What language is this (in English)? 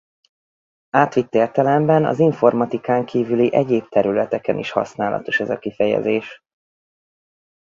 Hungarian